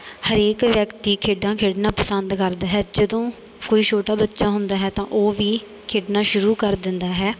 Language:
Punjabi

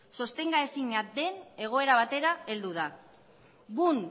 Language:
Basque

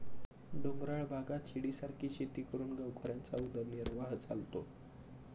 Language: Marathi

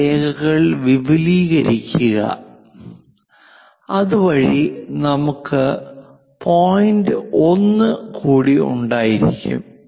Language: Malayalam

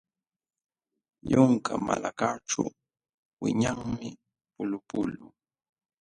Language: Jauja Wanca Quechua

